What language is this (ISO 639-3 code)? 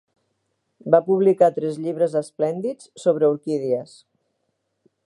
cat